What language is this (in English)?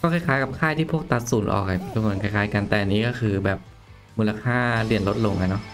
Thai